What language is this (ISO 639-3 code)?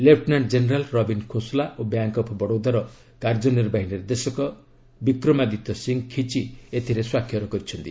ori